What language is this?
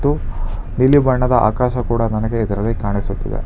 Kannada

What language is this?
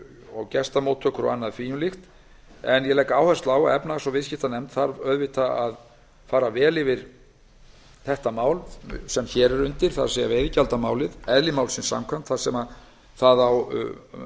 Icelandic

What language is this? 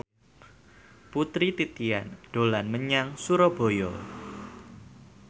Javanese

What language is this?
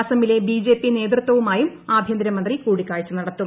Malayalam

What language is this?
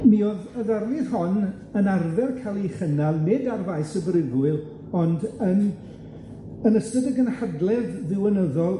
Welsh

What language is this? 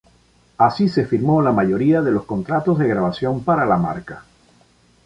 Spanish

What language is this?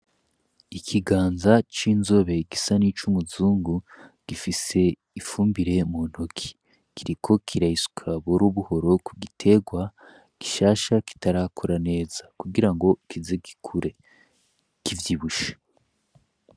Rundi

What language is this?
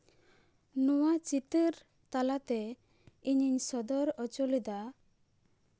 Santali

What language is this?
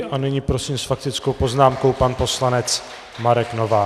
Czech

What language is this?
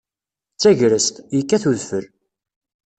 Kabyle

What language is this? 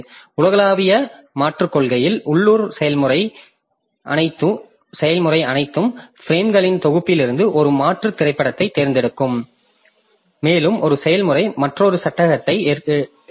Tamil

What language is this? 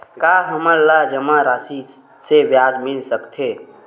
Chhattisgarhi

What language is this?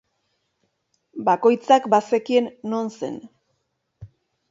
Basque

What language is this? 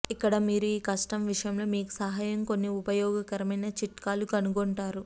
Telugu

